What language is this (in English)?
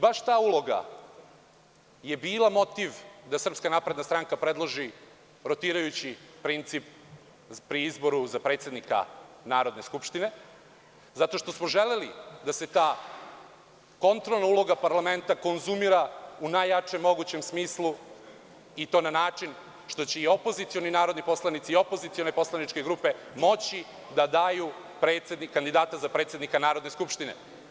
Serbian